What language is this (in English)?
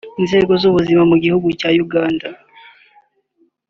Kinyarwanda